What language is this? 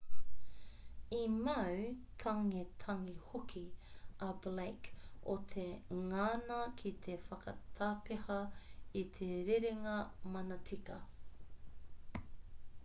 Māori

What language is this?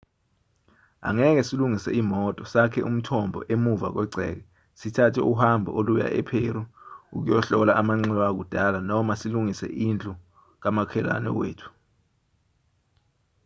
Zulu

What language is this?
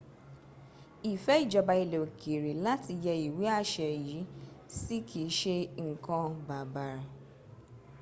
Yoruba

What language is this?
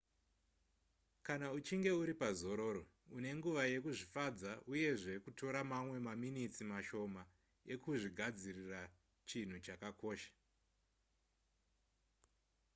Shona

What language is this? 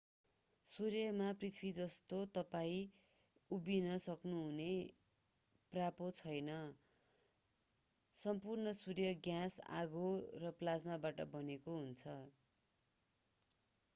Nepali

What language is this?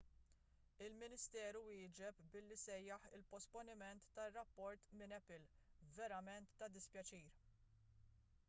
Maltese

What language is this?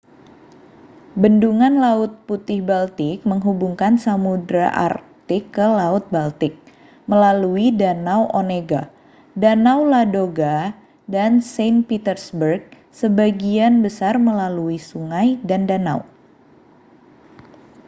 Indonesian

